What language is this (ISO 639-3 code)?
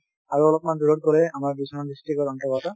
asm